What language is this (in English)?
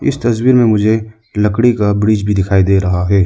Hindi